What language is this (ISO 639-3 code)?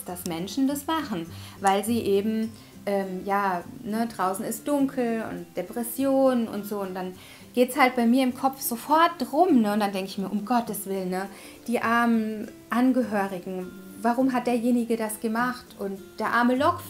deu